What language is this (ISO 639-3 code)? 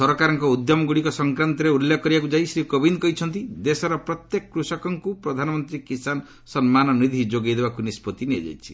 ori